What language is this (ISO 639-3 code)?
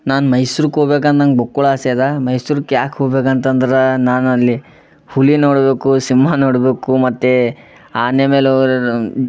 kan